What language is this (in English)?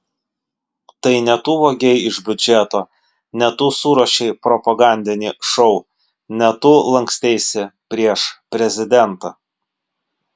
Lithuanian